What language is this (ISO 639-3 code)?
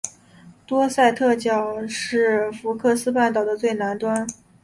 zho